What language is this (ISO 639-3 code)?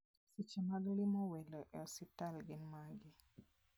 luo